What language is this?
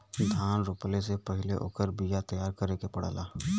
Bhojpuri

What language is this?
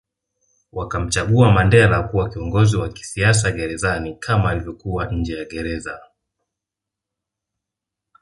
Swahili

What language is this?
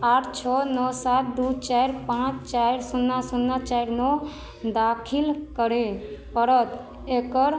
Maithili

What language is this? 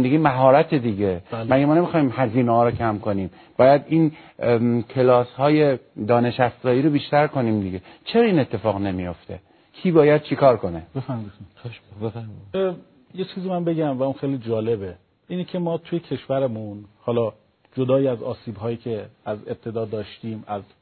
Persian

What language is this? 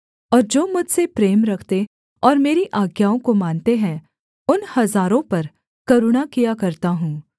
Hindi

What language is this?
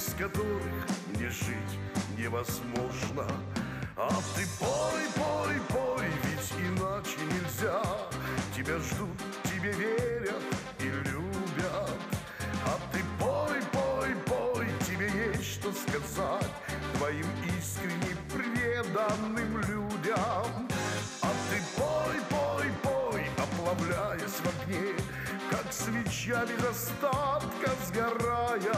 Russian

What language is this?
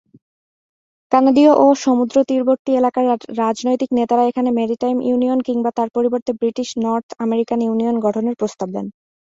Bangla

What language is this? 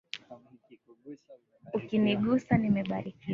Swahili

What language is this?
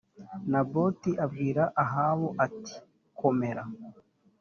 Kinyarwanda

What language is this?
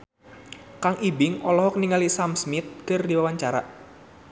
Sundanese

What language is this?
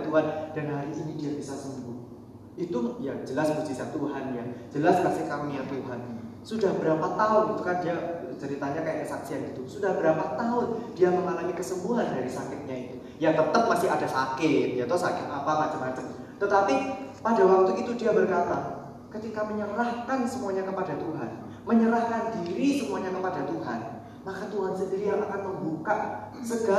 Indonesian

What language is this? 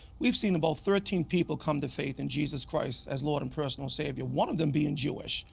English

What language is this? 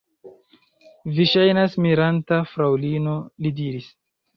Esperanto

